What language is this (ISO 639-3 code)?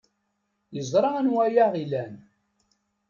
kab